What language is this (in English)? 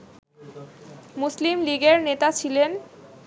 Bangla